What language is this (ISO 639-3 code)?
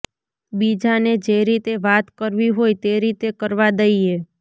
guj